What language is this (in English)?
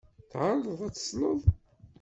Kabyle